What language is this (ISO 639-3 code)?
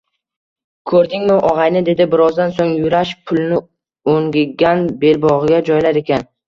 uzb